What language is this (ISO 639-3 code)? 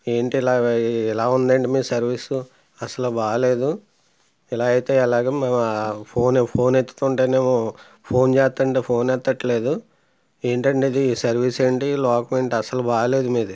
tel